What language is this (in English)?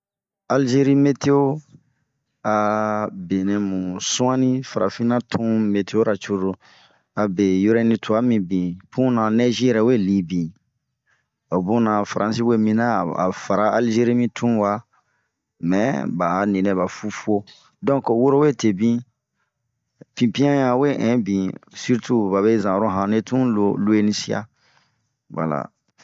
Bomu